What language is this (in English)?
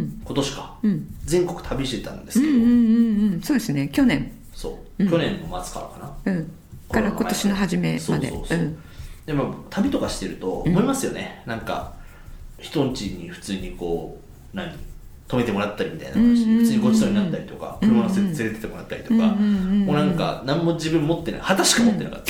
Japanese